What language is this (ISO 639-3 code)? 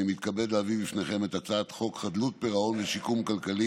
heb